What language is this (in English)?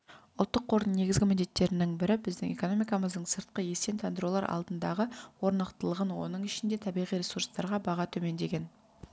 Kazakh